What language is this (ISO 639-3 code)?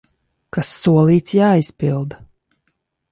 lav